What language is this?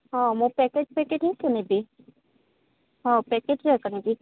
Odia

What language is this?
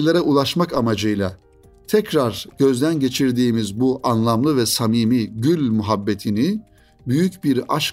Turkish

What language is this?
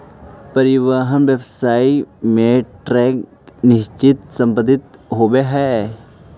Magahi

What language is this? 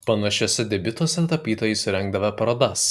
Lithuanian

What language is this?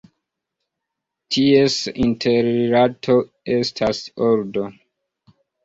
Esperanto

